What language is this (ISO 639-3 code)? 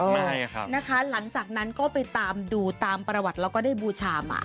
tha